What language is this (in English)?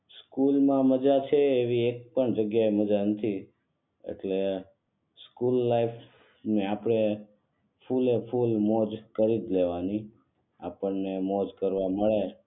Gujarati